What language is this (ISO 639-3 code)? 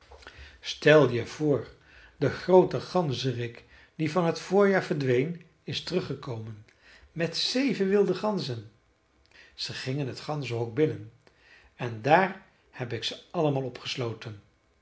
nld